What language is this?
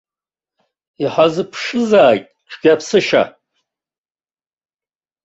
Abkhazian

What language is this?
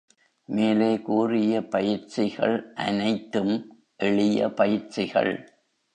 Tamil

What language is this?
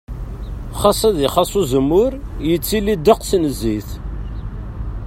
Kabyle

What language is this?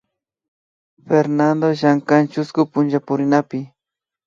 Imbabura Highland Quichua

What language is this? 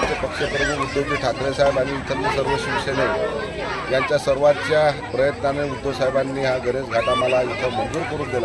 Arabic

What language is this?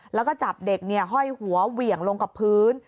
Thai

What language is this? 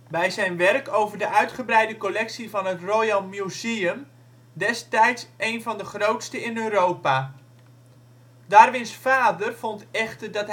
Dutch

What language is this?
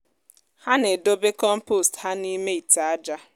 Igbo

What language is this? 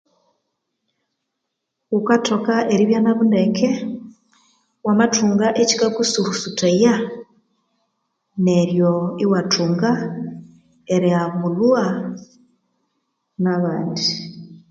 Konzo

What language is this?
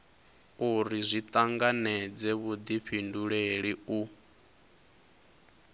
Venda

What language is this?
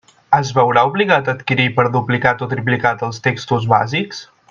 Catalan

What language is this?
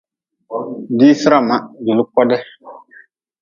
Nawdm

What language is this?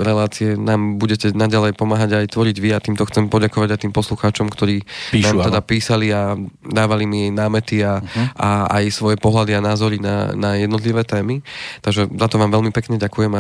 Slovak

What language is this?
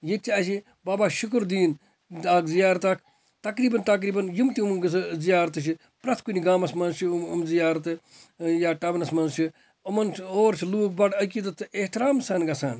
Kashmiri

